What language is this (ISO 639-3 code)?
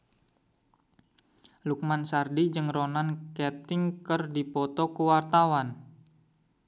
sun